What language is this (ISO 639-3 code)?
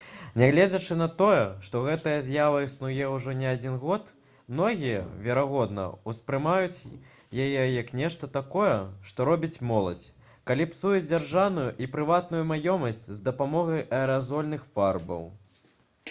bel